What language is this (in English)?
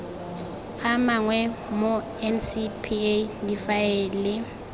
Tswana